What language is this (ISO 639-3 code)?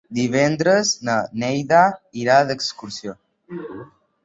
cat